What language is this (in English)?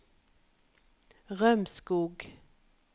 Norwegian